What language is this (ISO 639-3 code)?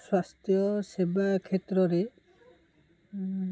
ori